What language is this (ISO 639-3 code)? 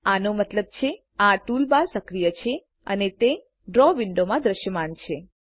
guj